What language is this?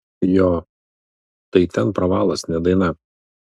Lithuanian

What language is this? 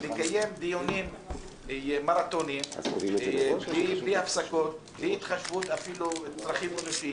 Hebrew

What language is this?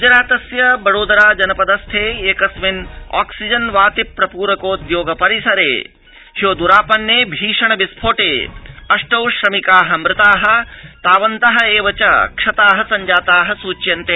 Sanskrit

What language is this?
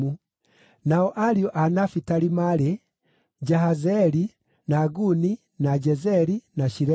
Kikuyu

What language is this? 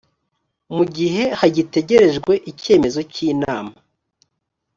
Kinyarwanda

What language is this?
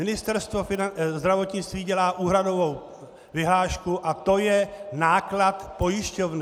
Czech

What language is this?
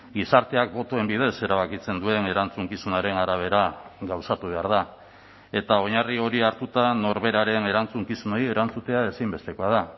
Basque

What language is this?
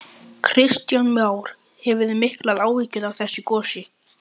Icelandic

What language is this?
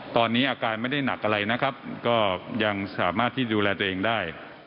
Thai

